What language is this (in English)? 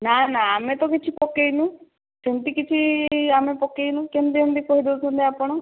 Odia